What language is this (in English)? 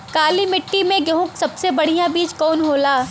Bhojpuri